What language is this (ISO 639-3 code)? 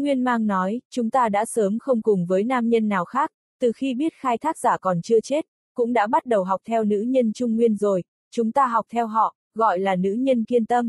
vie